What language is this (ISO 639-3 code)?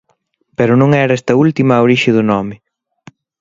glg